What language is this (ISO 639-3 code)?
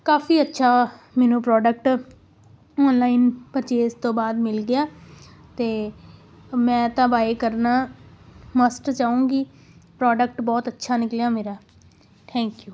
pan